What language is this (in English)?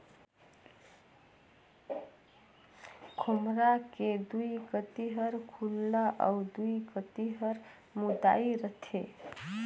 Chhattisgarhi